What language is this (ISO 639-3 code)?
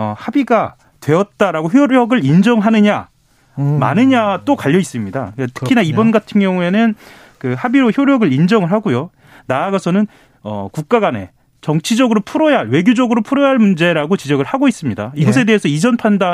kor